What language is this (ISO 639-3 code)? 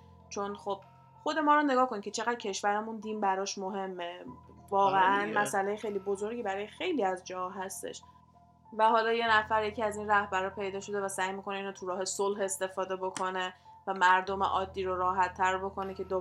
fas